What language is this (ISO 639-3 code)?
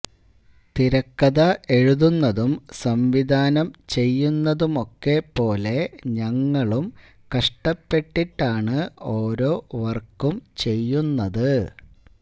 mal